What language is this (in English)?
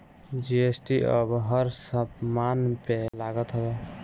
Bhojpuri